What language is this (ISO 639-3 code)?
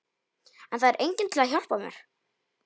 isl